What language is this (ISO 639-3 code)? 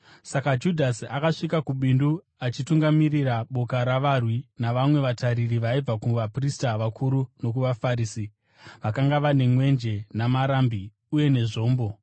sna